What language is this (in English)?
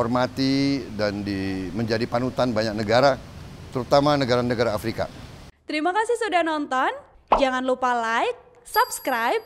Indonesian